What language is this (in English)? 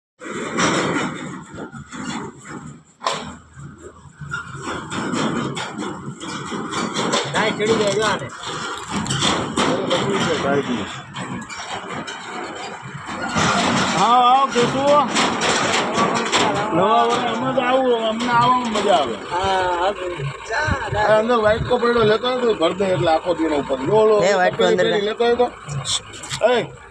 Arabic